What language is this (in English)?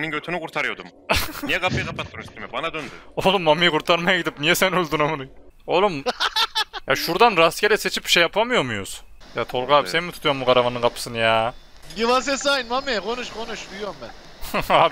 Turkish